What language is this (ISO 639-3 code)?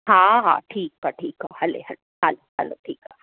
snd